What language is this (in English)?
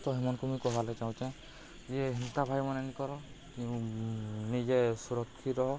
Odia